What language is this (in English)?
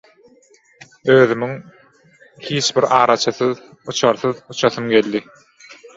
Turkmen